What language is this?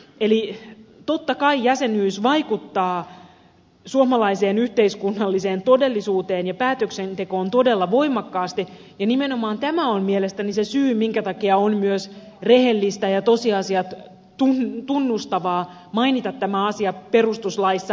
Finnish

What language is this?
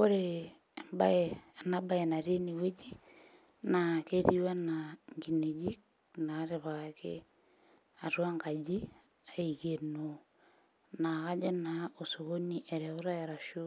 Masai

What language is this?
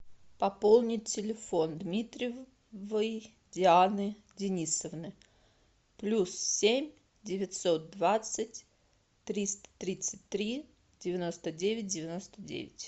Russian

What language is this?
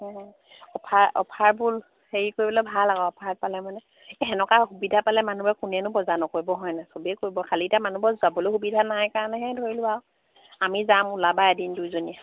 Assamese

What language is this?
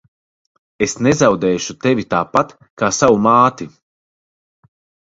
Latvian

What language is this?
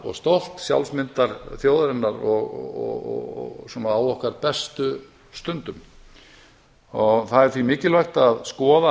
Icelandic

